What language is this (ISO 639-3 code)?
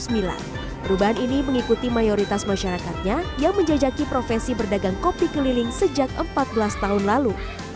ind